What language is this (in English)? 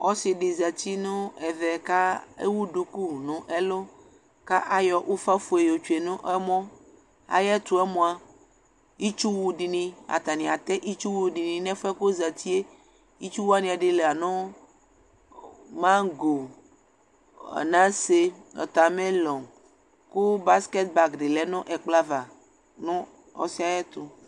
Ikposo